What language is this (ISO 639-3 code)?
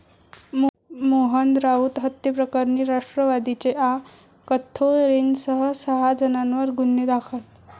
mar